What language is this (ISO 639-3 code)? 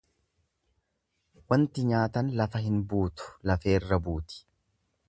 orm